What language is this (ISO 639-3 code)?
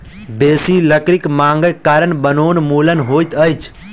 mai